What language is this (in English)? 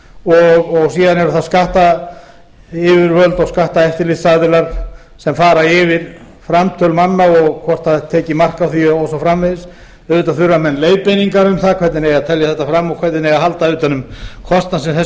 Icelandic